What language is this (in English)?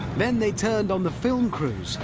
English